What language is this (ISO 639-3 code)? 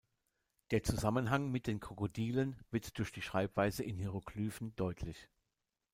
deu